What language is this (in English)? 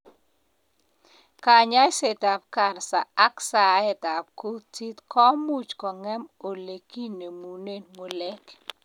Kalenjin